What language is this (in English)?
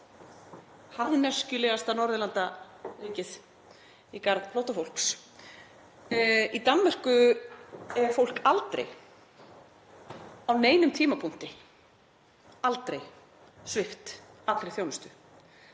Icelandic